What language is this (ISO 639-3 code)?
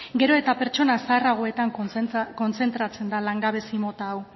eus